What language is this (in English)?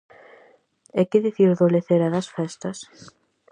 Galician